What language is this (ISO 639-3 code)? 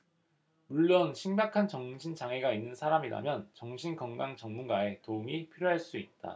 kor